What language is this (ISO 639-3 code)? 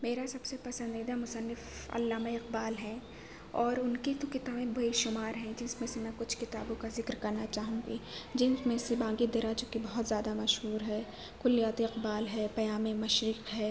urd